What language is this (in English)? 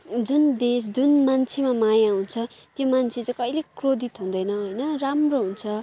Nepali